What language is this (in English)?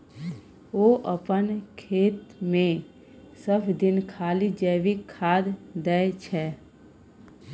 Maithili